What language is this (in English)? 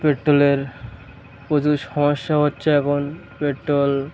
Bangla